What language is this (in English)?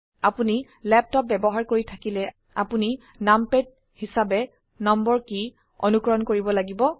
Assamese